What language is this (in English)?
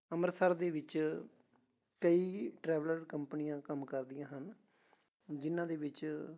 Punjabi